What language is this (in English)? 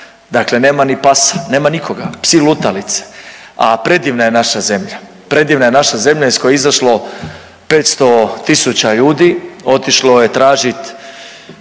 Croatian